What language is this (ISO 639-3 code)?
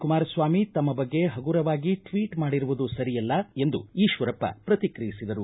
kan